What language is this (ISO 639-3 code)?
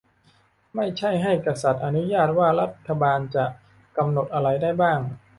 tha